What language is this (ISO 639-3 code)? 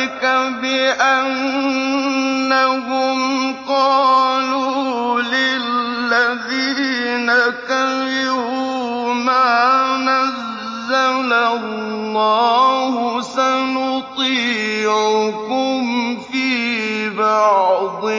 ara